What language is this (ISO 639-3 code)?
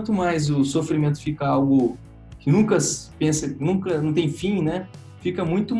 por